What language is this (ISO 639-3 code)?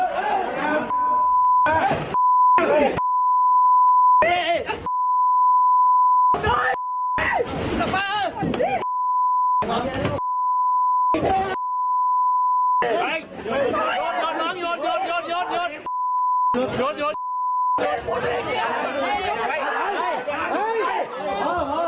tha